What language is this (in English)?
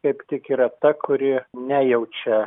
Lithuanian